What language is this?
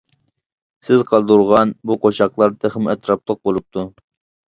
Uyghur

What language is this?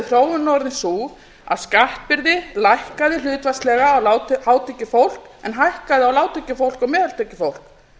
Icelandic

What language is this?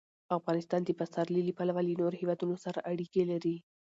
Pashto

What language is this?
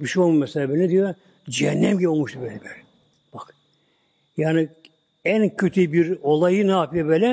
Turkish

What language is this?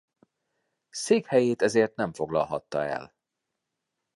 Hungarian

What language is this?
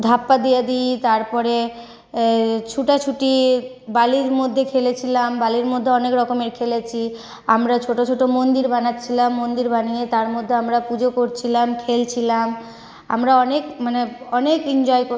Bangla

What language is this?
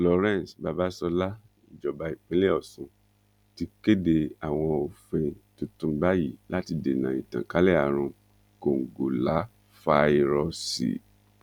Yoruba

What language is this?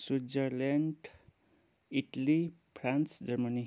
Nepali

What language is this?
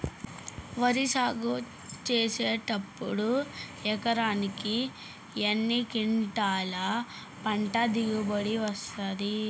Telugu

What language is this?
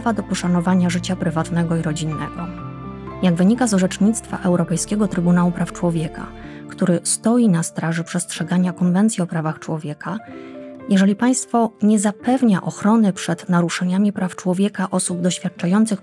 Polish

